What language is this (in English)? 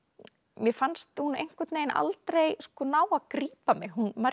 Icelandic